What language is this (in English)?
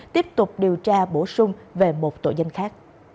Vietnamese